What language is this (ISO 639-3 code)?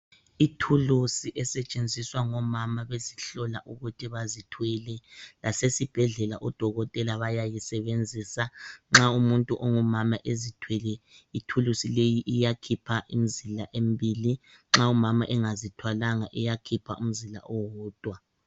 nde